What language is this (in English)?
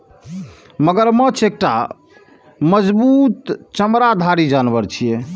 Maithili